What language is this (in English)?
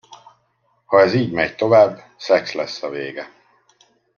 Hungarian